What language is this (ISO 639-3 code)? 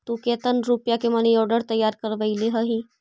mag